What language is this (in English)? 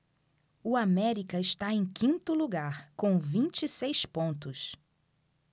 Portuguese